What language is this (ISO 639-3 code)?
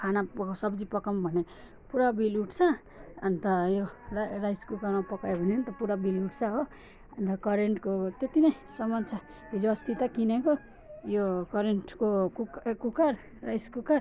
nep